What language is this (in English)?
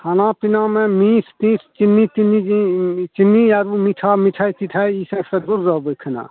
Maithili